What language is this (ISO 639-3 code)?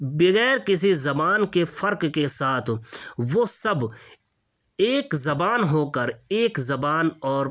urd